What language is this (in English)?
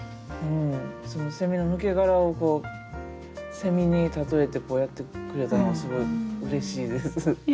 Japanese